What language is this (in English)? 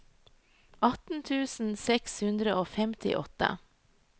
Norwegian